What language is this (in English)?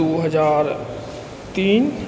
Maithili